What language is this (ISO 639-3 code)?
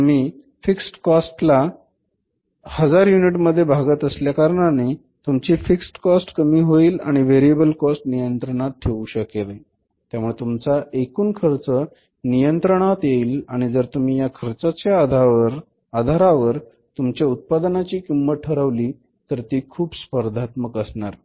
mar